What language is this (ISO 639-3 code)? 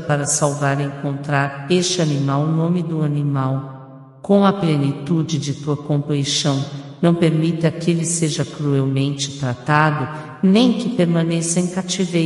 por